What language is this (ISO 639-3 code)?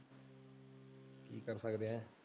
pan